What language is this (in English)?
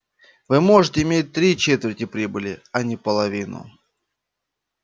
Russian